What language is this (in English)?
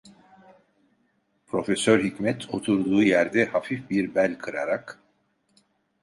Turkish